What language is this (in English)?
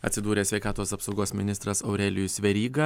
Lithuanian